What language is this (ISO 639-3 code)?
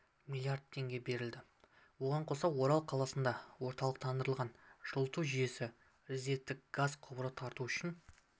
kaz